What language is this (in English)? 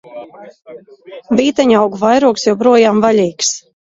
Latvian